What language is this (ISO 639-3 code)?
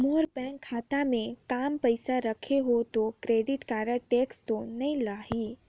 hne